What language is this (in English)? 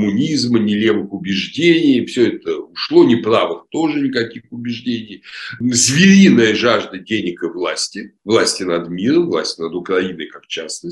Russian